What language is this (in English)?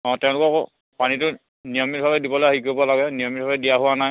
Assamese